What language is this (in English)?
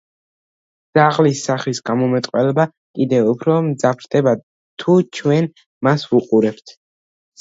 Georgian